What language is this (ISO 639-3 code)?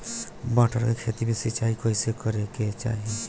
bho